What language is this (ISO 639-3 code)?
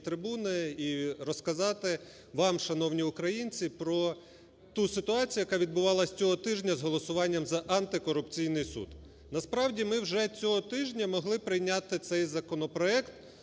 ukr